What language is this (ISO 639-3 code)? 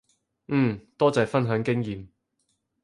yue